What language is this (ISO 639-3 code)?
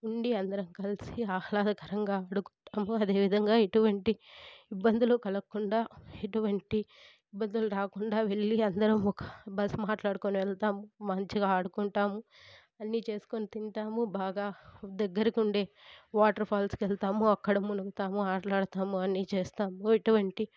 tel